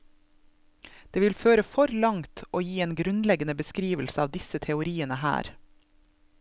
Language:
Norwegian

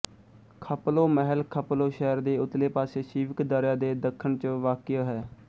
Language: Punjabi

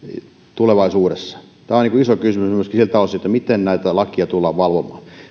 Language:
Finnish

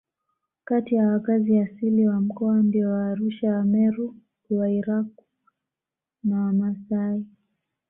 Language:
Swahili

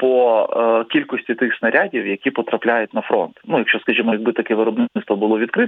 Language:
Ukrainian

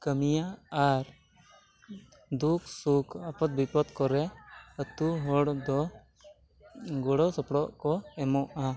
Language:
Santali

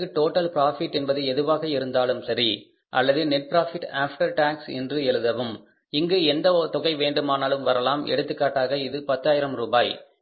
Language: Tamil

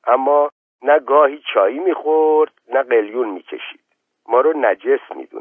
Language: Persian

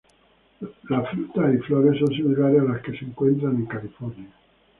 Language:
Spanish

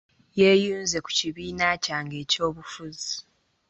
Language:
Ganda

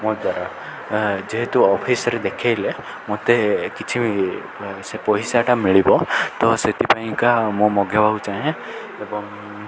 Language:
Odia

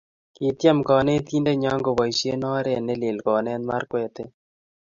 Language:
Kalenjin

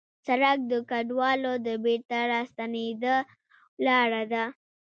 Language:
Pashto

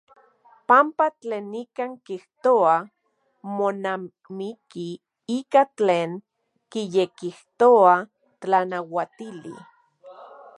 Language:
Central Puebla Nahuatl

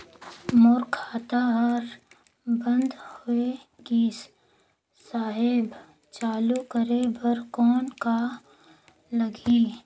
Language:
Chhattisgarhi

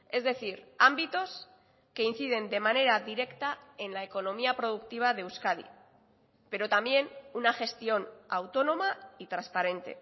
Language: Spanish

